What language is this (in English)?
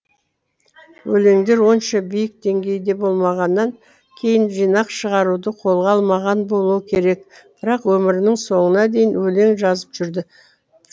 Kazakh